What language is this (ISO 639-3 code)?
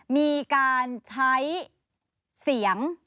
tha